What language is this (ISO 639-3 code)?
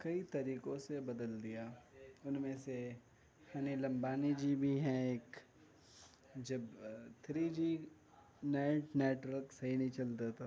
urd